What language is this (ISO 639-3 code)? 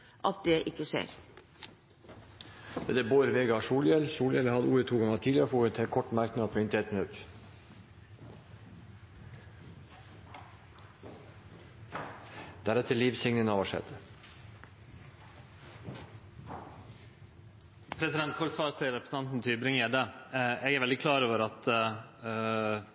nor